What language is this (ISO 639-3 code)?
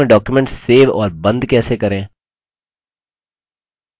hin